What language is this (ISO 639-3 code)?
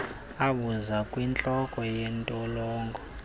xho